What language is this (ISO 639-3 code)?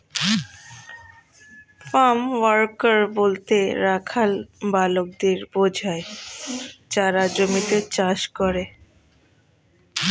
ben